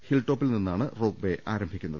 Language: Malayalam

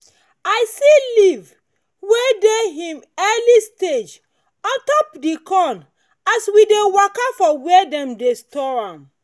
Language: Nigerian Pidgin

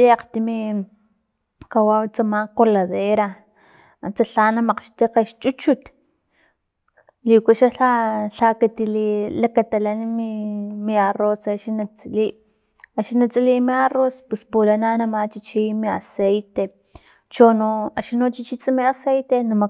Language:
Filomena Mata-Coahuitlán Totonac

